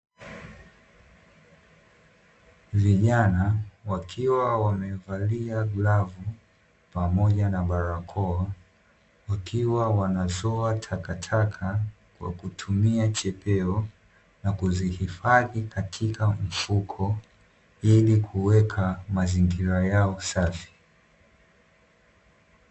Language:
Swahili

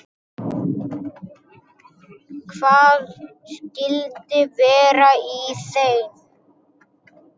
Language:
Icelandic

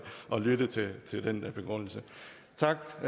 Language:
Danish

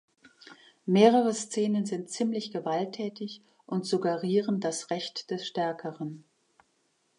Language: German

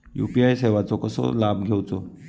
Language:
Marathi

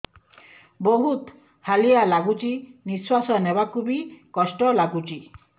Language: Odia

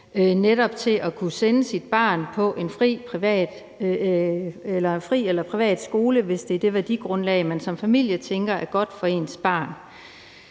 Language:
Danish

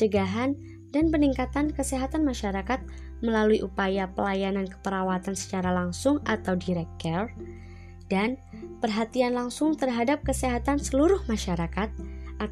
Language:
Indonesian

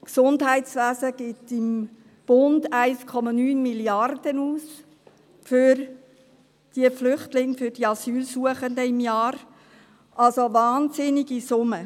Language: Swiss German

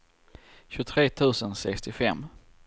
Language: Swedish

